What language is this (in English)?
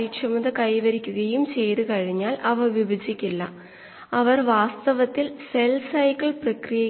Malayalam